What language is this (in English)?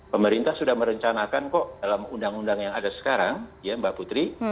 Indonesian